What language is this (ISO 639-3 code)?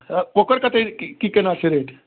mai